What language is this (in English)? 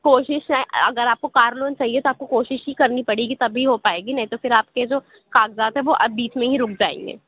Urdu